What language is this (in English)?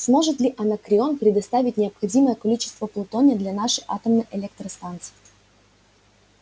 Russian